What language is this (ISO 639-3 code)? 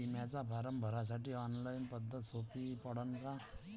mar